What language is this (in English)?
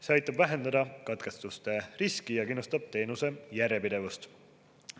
Estonian